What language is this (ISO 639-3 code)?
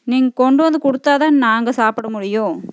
tam